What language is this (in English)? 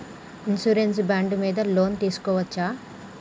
Telugu